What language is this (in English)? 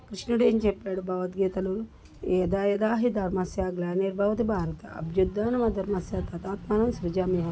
Telugu